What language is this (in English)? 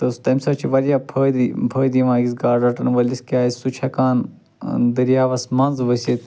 Kashmiri